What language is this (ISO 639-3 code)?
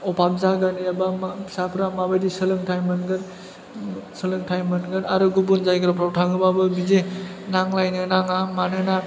brx